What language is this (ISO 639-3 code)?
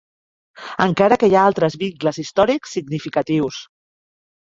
cat